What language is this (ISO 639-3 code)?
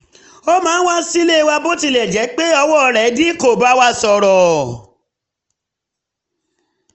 yor